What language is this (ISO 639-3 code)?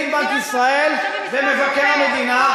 heb